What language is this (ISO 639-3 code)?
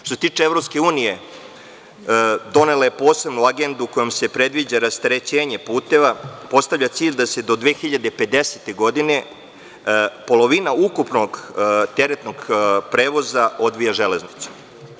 srp